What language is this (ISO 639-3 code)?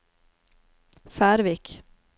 nor